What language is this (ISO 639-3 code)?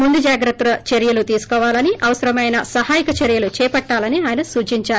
tel